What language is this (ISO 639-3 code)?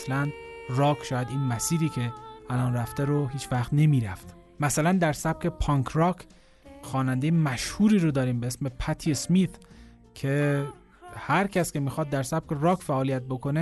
fas